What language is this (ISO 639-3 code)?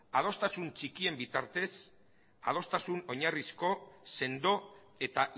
eus